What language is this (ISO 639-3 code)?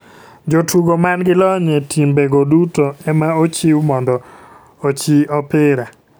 luo